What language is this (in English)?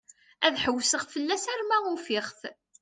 Kabyle